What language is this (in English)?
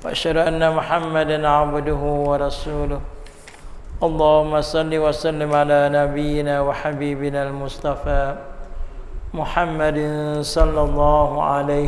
Malay